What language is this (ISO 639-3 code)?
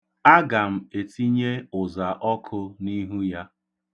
ibo